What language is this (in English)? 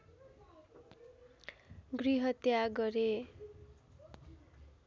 Nepali